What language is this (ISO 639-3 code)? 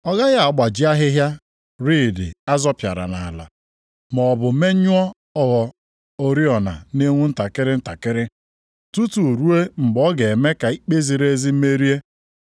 ibo